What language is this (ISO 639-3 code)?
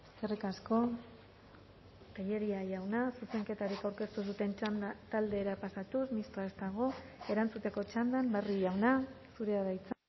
eus